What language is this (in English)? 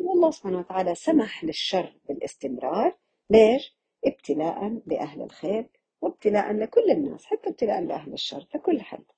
Arabic